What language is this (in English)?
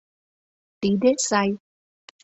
Mari